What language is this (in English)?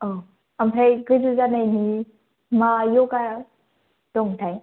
Bodo